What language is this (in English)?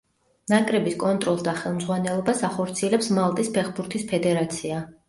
Georgian